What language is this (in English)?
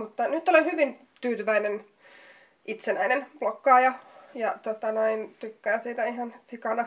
Finnish